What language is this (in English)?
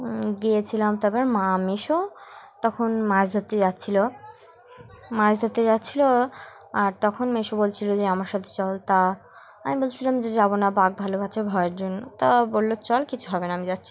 Bangla